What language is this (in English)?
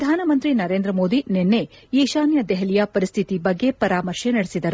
Kannada